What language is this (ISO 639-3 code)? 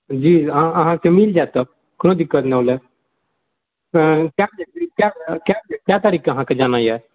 mai